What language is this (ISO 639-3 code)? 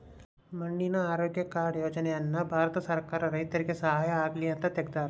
kan